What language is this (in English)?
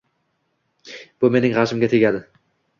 Uzbek